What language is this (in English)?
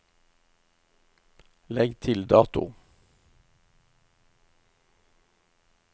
Norwegian